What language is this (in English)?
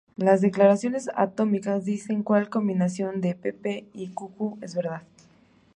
Spanish